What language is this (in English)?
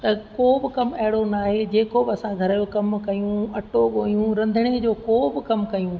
Sindhi